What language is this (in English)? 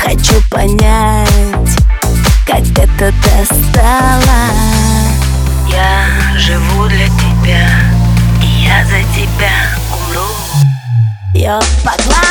Russian